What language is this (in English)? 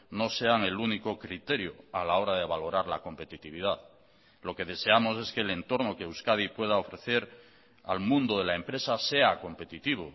Spanish